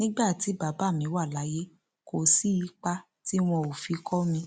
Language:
Yoruba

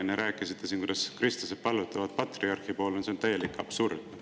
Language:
Estonian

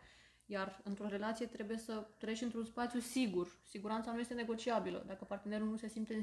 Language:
Romanian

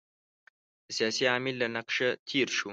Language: Pashto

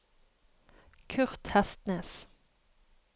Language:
Norwegian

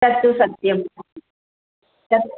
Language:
Sanskrit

